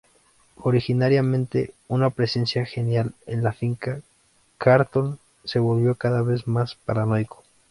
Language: Spanish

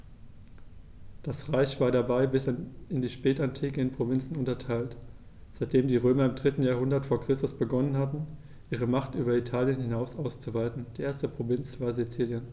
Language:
German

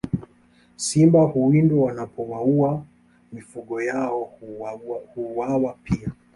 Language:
Swahili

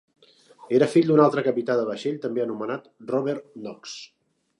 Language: Catalan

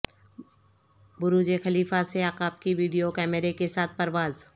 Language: Urdu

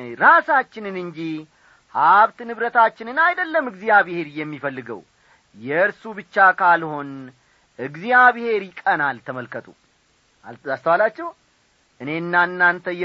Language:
Amharic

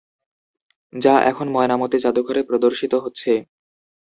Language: Bangla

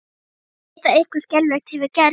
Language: Icelandic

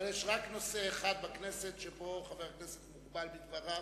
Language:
Hebrew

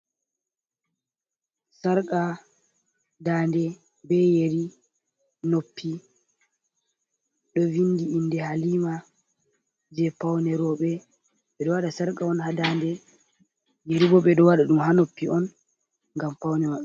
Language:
Fula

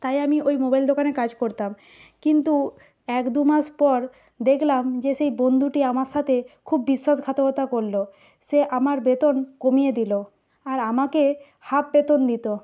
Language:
Bangla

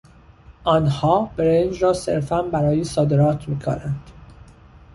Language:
Persian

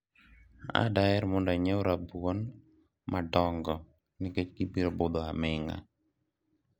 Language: Luo (Kenya and Tanzania)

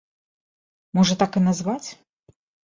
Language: Belarusian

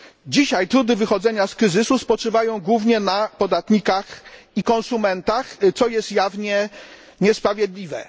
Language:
Polish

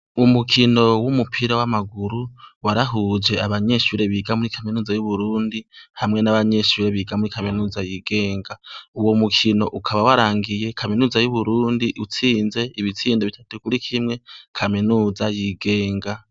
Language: Rundi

